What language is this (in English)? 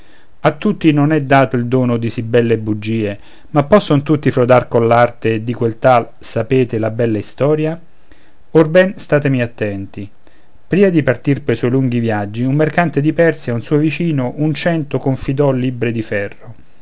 Italian